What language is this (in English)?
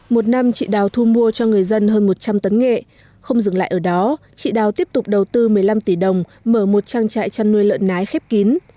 Vietnamese